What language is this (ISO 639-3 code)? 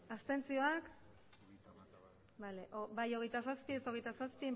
eus